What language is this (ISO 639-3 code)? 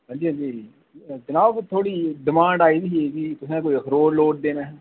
doi